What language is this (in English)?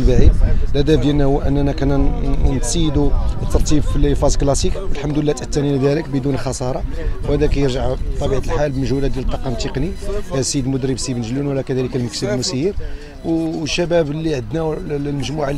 Arabic